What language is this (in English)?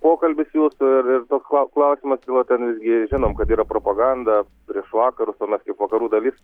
Lithuanian